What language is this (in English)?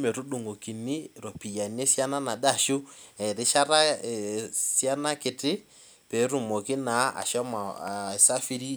Masai